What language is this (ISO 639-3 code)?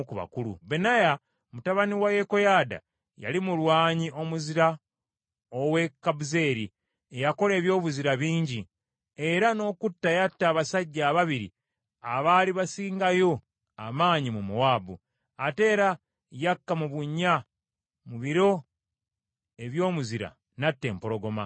lug